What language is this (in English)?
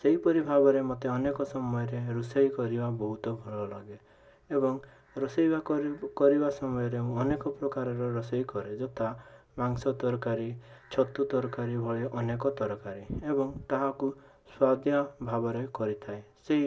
Odia